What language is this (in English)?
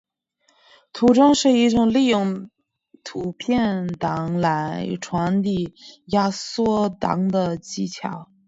Chinese